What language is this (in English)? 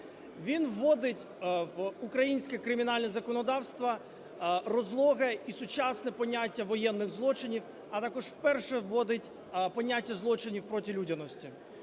Ukrainian